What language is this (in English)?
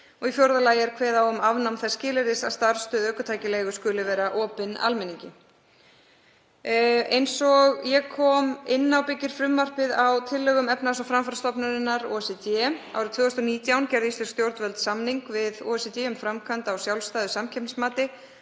Icelandic